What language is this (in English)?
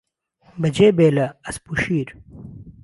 Central Kurdish